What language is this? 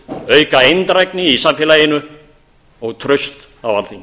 Icelandic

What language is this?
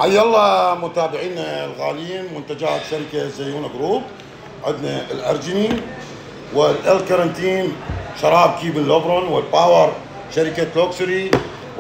Arabic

